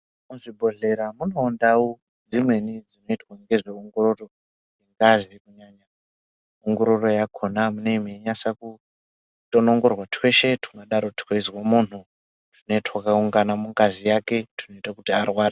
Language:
Ndau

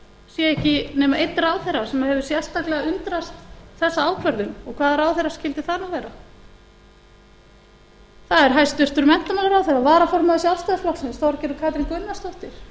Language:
Icelandic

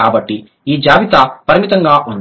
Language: Telugu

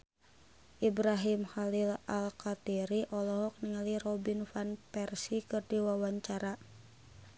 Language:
Sundanese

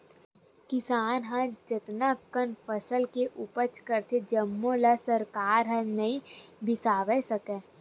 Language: Chhattisgarhi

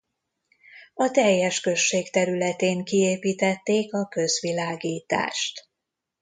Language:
Hungarian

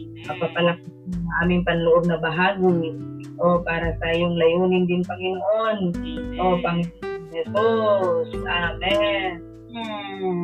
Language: Filipino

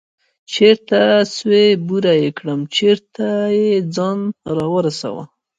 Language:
Pashto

